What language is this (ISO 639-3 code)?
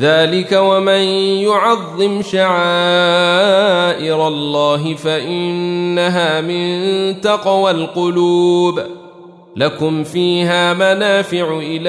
ara